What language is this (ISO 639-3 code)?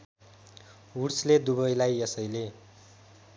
nep